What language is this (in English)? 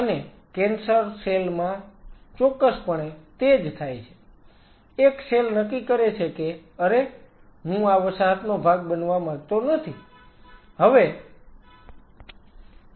Gujarati